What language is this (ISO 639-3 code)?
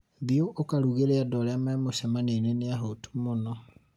kik